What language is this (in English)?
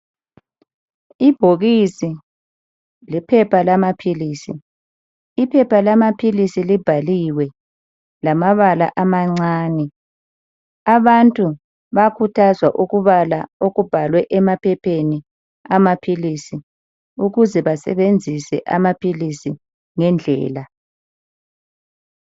North Ndebele